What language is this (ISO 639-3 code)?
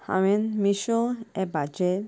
kok